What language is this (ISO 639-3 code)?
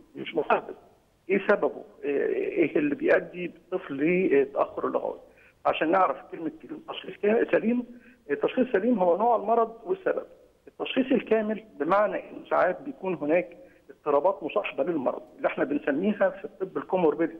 ara